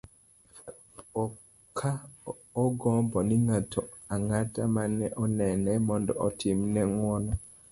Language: Luo (Kenya and Tanzania)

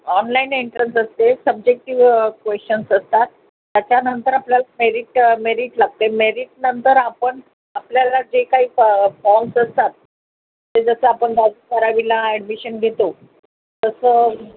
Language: Marathi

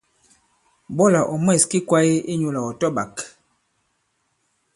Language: Bankon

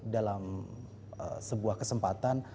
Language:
Indonesian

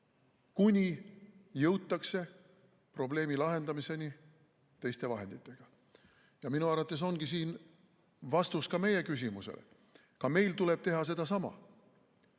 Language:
Estonian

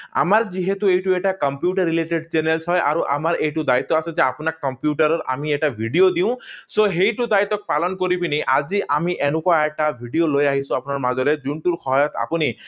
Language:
Assamese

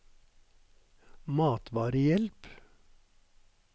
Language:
Norwegian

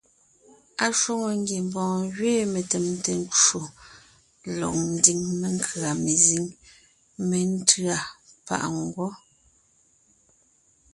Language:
Ngiemboon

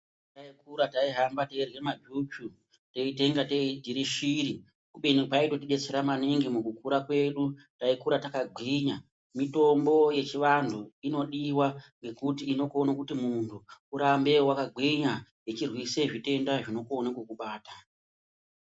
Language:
Ndau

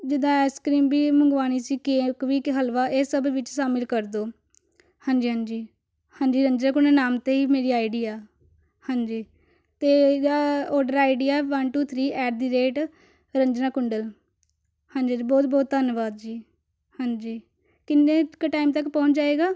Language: Punjabi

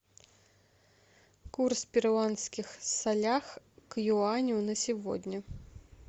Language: Russian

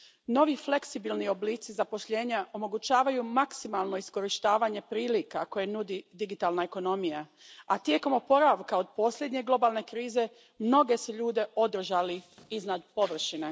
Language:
Croatian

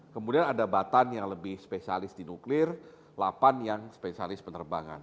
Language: Indonesian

